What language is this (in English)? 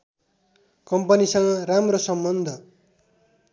Nepali